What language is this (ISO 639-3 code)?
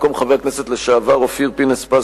heb